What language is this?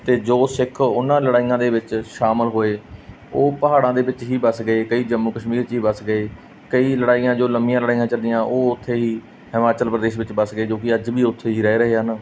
Punjabi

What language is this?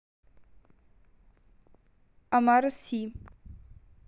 Russian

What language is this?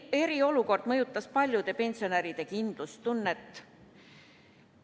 Estonian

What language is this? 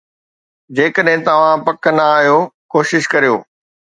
Sindhi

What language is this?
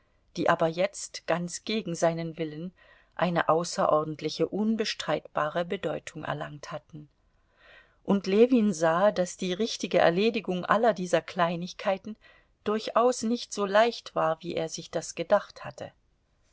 German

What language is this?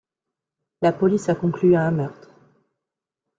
French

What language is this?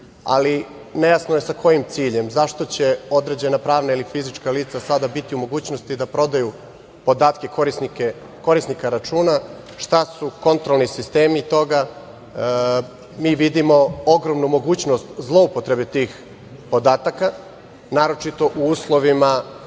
Serbian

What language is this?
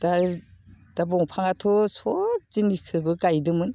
Bodo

